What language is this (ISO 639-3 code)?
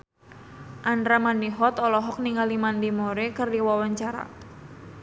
sun